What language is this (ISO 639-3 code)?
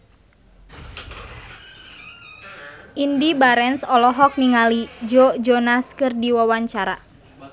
sun